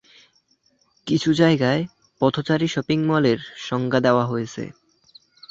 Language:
Bangla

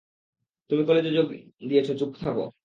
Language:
Bangla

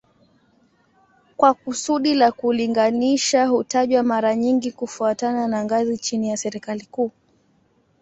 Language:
Swahili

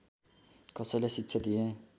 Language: Nepali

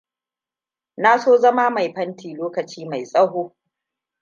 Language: Hausa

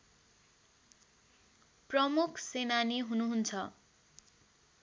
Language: Nepali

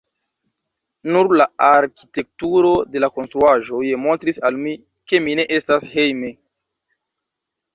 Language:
Esperanto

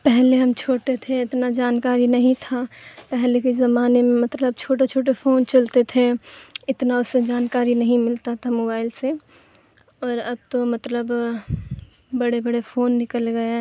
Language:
Urdu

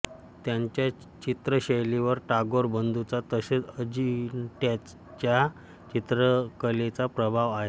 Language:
Marathi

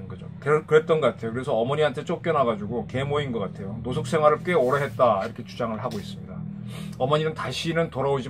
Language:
Korean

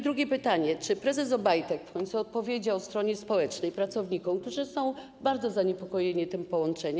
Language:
Polish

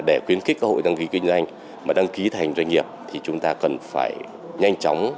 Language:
Vietnamese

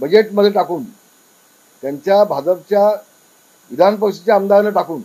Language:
Marathi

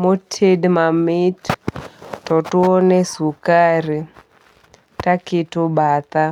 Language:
Luo (Kenya and Tanzania)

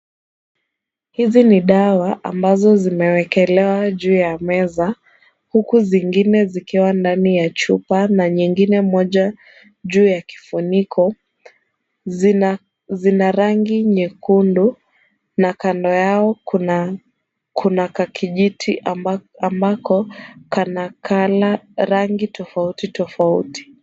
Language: Swahili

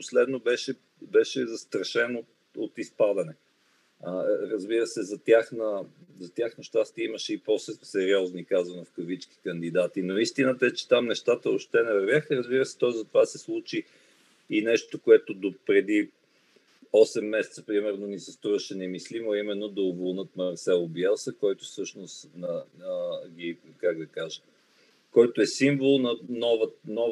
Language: Bulgarian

